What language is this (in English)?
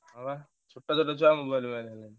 Odia